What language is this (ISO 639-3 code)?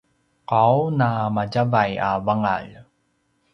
pwn